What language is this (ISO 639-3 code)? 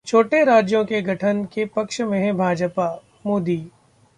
hin